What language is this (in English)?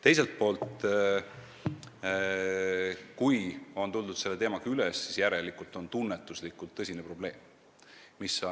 Estonian